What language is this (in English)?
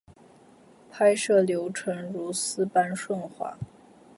Chinese